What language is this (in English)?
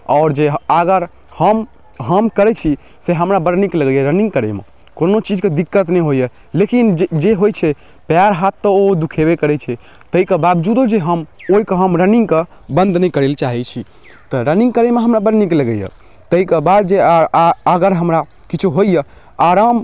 Maithili